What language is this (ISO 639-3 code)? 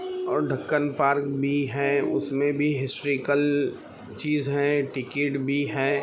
urd